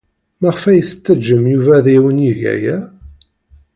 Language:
Kabyle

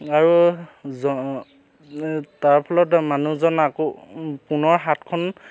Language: Assamese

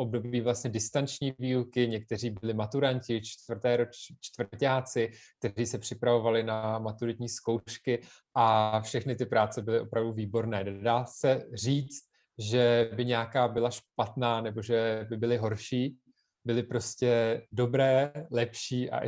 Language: Czech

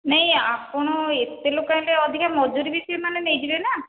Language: Odia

